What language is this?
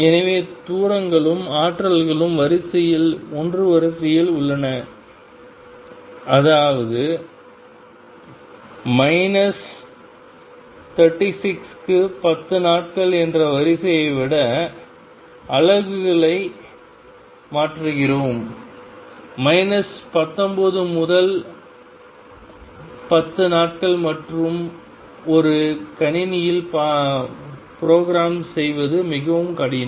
Tamil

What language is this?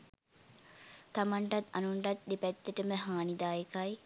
Sinhala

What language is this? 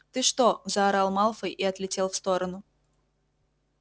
Russian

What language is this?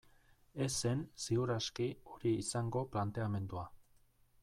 Basque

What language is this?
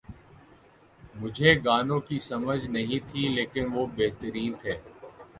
Urdu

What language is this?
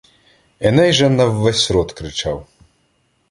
Ukrainian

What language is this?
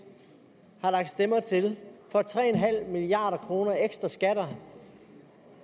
Danish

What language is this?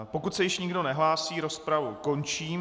Czech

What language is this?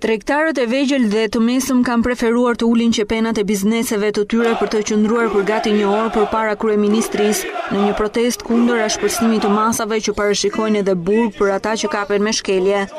Romanian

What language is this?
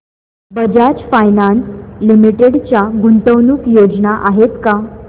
Marathi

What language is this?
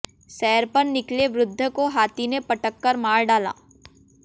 Hindi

